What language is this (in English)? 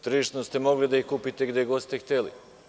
Serbian